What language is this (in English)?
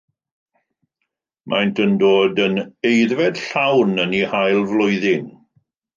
Welsh